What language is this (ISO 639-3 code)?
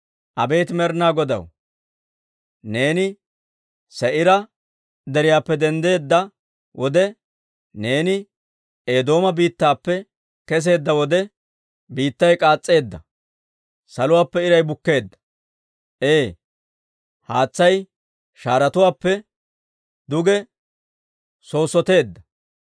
dwr